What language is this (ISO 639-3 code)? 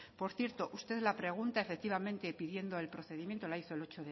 spa